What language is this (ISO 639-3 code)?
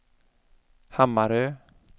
swe